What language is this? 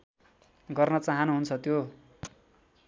Nepali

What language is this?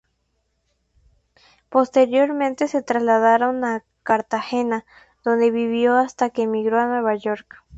Spanish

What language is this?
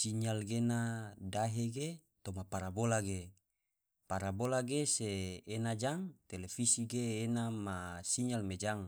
Tidore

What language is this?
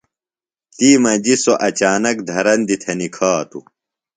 Phalura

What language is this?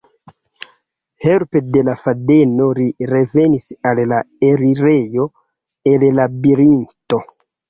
Esperanto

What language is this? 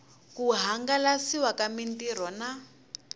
Tsonga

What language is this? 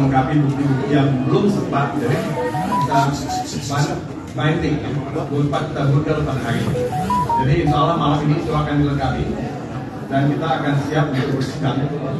Indonesian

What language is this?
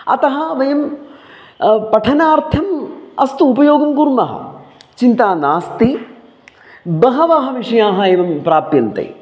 Sanskrit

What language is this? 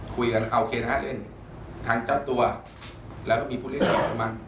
Thai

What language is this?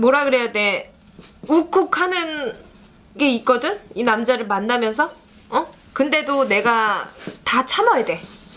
Korean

